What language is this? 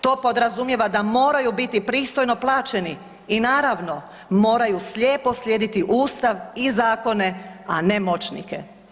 Croatian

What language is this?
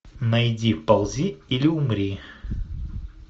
Russian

